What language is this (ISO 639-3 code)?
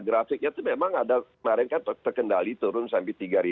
ind